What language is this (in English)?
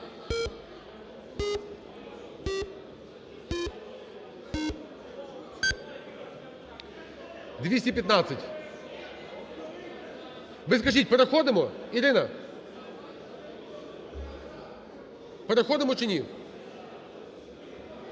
Ukrainian